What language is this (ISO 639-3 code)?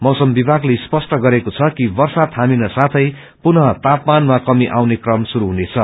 nep